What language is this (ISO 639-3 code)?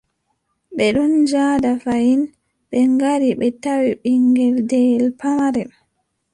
fub